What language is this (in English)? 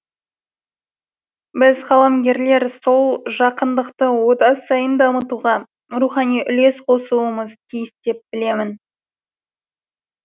Kazakh